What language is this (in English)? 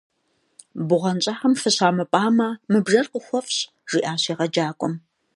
Kabardian